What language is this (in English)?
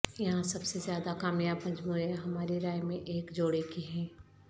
Urdu